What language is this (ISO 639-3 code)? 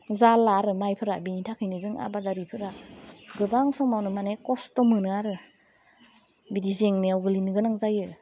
brx